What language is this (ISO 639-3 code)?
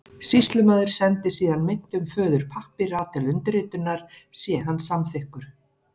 isl